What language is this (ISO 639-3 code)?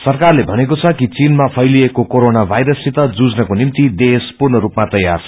nep